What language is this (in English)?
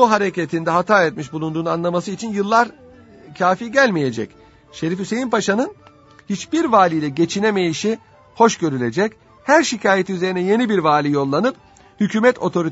Turkish